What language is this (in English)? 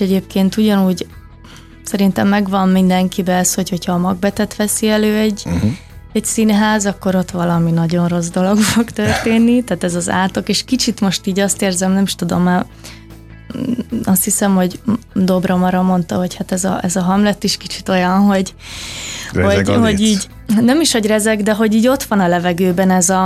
Hungarian